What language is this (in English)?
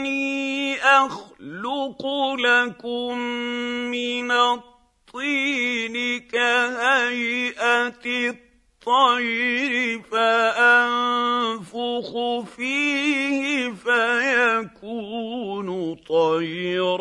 Arabic